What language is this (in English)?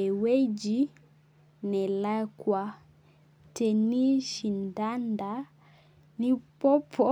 Masai